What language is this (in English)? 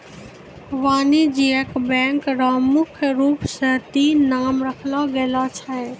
Maithili